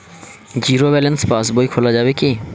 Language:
Bangla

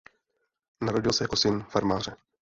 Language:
Czech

